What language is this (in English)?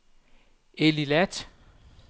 Danish